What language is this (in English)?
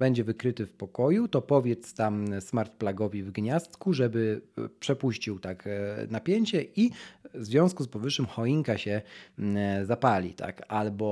Polish